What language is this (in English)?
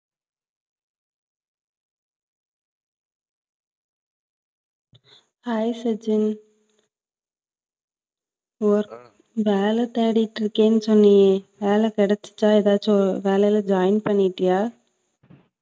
Tamil